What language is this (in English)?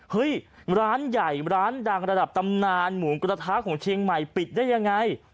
Thai